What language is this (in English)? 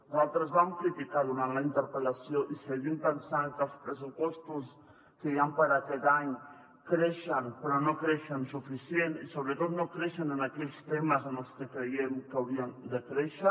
Catalan